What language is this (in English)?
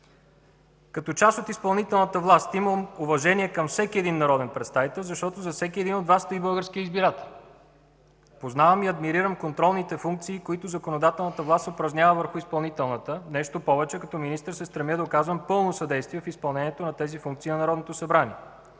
Bulgarian